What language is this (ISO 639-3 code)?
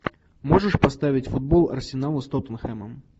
rus